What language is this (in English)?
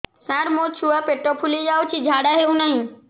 Odia